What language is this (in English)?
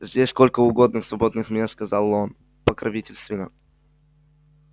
Russian